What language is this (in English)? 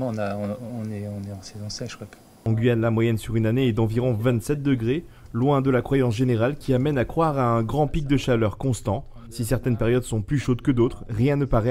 French